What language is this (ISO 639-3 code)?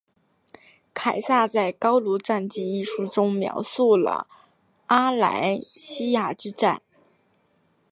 zho